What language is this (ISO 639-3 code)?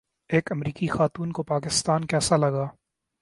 urd